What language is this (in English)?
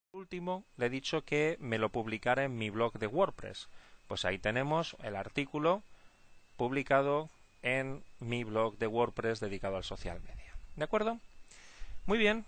Spanish